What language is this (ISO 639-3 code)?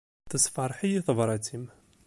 kab